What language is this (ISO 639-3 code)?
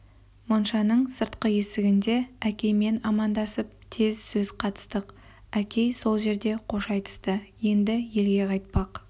kaz